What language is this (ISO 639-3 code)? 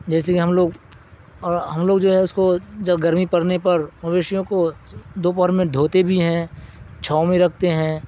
urd